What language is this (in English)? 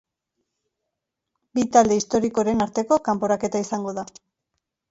Basque